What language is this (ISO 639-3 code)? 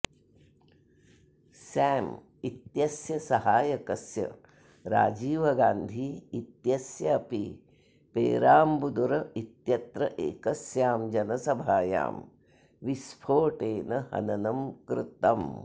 san